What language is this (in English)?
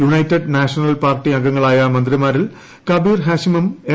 Malayalam